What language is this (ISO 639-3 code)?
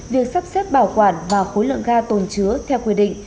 vie